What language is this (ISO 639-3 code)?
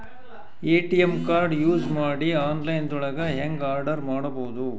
kan